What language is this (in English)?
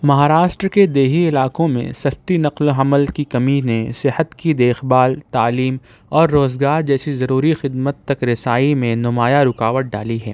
Urdu